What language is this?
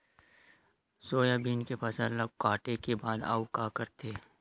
Chhattisgarhi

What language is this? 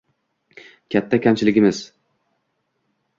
Uzbek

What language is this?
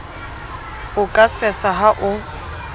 Southern Sotho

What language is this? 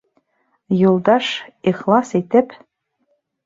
Bashkir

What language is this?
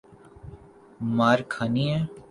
Urdu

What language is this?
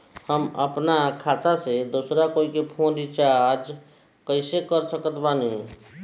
Bhojpuri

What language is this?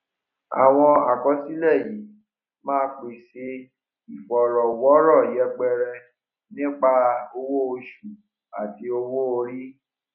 Yoruba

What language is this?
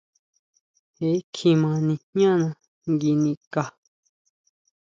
Huautla Mazatec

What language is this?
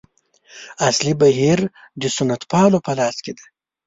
Pashto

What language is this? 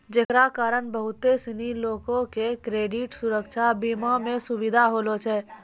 Maithili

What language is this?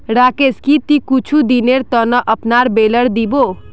Magahi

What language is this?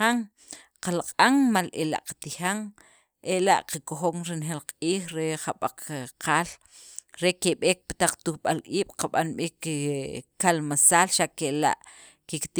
Sacapulteco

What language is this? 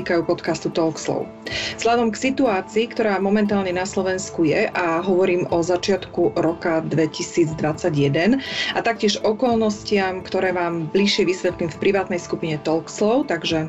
Slovak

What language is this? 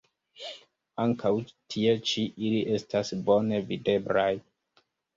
Esperanto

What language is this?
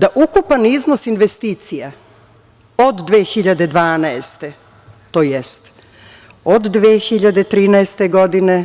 Serbian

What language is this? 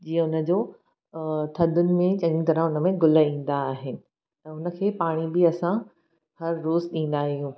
Sindhi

